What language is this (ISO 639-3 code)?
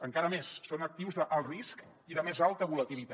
cat